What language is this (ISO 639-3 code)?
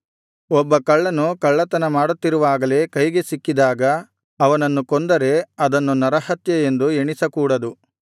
kan